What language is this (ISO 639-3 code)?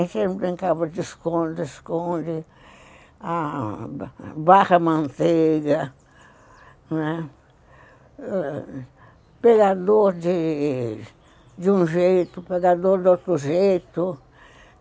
por